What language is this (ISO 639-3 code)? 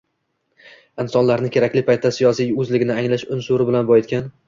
uzb